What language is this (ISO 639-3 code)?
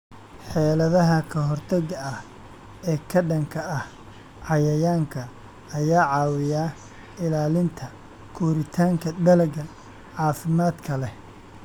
som